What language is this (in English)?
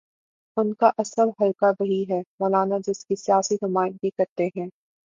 Urdu